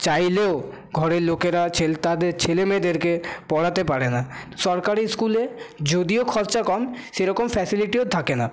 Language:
Bangla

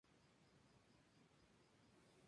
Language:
Spanish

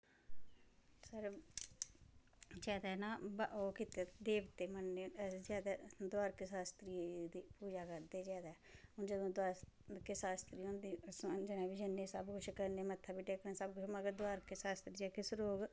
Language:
Dogri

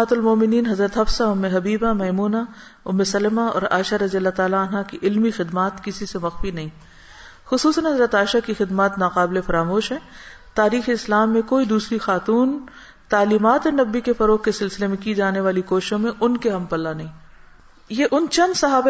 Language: Urdu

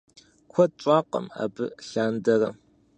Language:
Kabardian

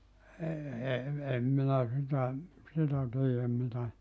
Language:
Finnish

